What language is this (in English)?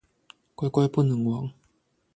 Chinese